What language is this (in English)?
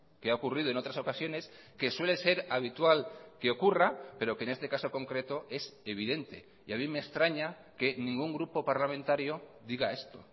Spanish